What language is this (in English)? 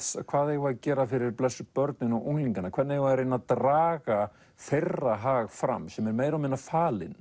Icelandic